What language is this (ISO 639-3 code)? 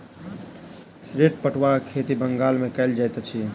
mai